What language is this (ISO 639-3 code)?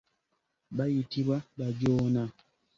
lug